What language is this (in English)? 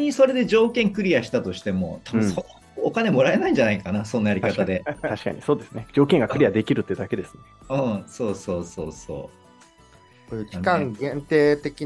Japanese